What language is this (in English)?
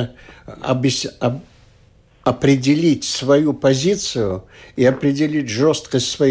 Russian